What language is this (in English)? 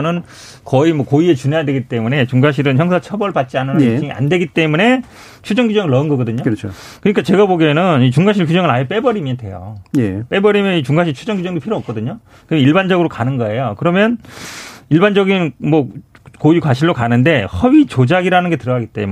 Korean